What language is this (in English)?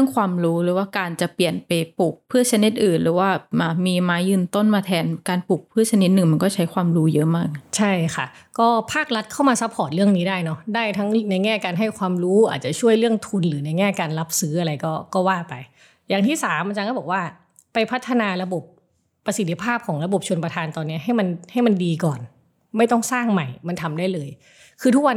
Thai